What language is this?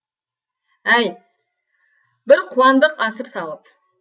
Kazakh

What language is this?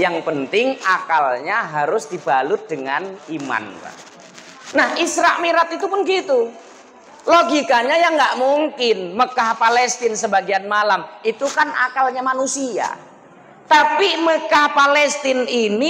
Indonesian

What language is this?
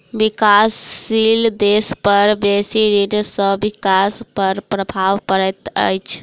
Maithili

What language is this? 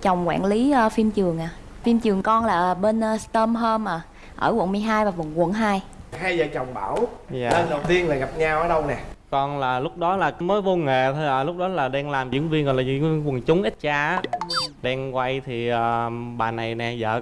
Vietnamese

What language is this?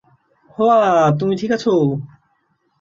Bangla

